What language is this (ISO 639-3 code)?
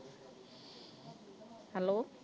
pan